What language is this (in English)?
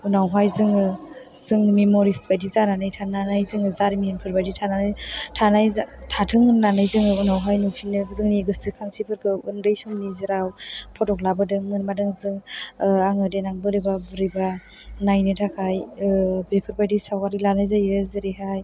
Bodo